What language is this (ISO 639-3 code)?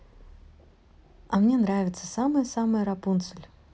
rus